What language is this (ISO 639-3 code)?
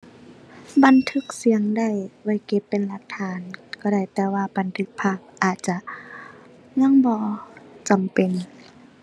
tha